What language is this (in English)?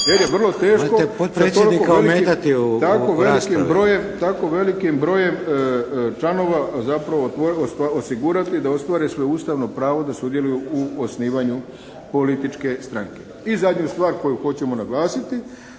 Croatian